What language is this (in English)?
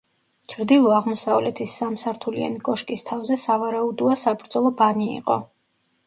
Georgian